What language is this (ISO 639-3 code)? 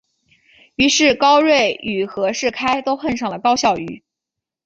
zho